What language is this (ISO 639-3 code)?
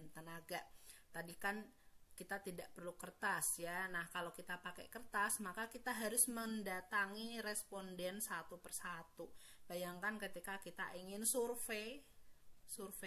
ind